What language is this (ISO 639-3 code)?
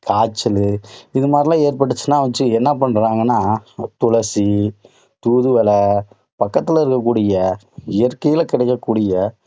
tam